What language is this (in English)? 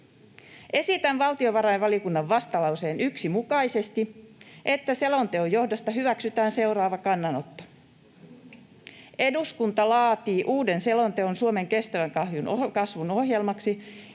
Finnish